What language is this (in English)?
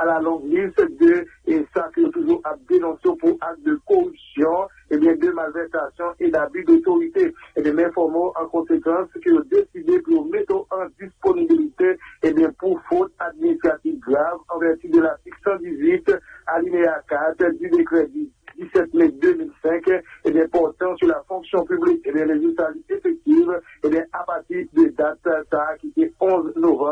French